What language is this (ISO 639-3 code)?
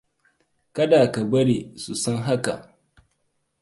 hau